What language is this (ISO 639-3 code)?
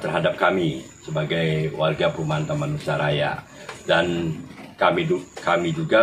ind